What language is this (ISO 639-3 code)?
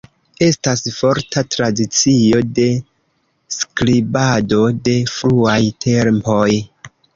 epo